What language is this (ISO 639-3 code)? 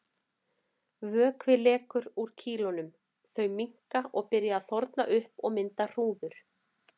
isl